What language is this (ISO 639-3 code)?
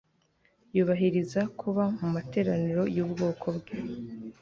kin